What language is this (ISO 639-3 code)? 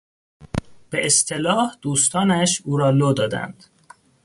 fas